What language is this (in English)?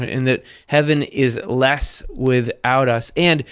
English